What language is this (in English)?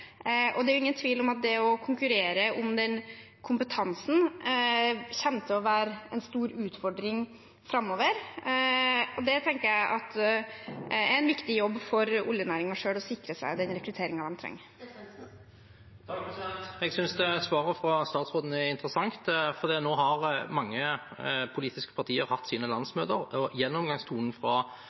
Norwegian Bokmål